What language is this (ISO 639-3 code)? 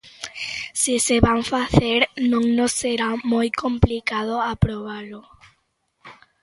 glg